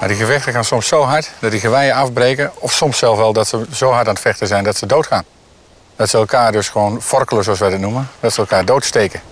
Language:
Dutch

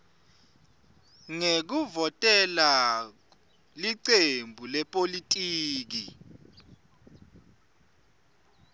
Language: Swati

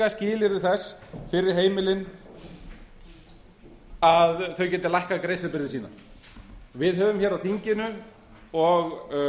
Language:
Icelandic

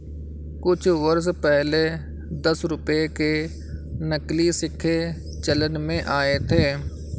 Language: Hindi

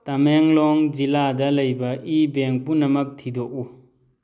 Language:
Manipuri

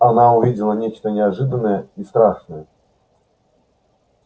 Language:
Russian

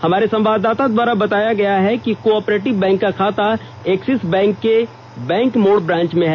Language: Hindi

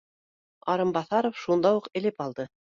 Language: Bashkir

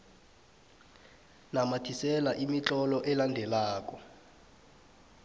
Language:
South Ndebele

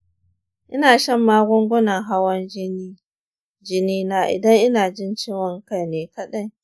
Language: Hausa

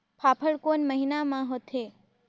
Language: Chhattisgarhi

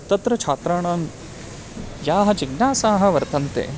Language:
Sanskrit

